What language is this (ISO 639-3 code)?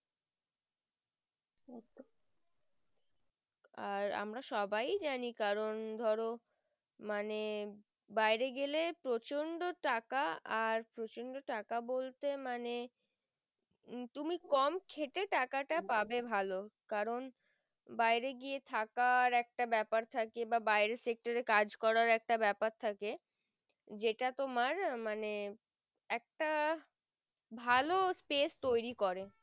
ben